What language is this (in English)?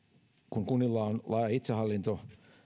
Finnish